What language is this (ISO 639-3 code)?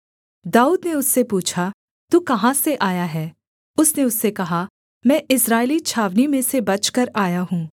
hin